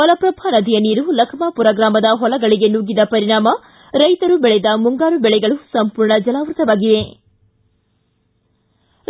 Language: Kannada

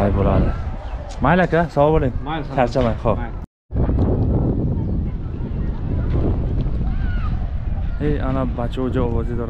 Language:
Turkish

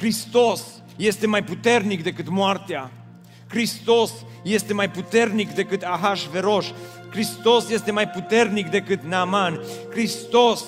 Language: Romanian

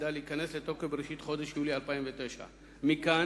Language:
Hebrew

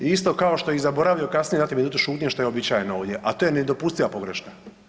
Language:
Croatian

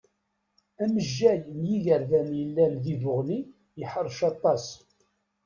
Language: Kabyle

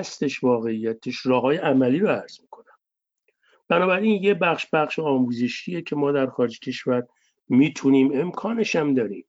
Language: Persian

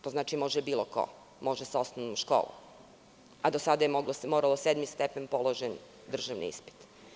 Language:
Serbian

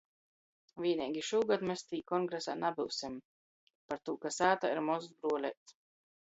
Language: Latgalian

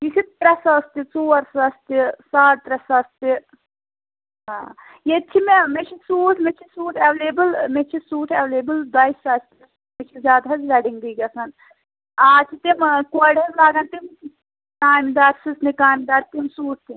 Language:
Kashmiri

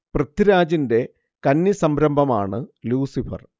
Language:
Malayalam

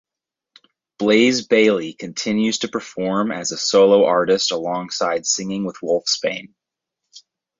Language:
English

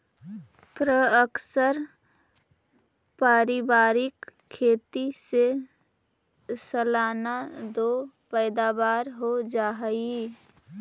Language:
Magahi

